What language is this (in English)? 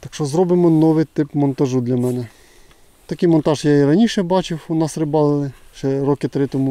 Ukrainian